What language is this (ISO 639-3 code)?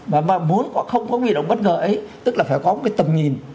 vie